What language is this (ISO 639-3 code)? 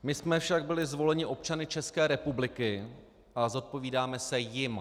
ces